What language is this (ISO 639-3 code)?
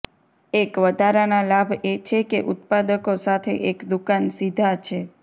guj